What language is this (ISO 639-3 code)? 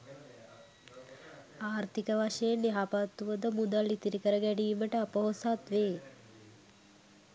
sin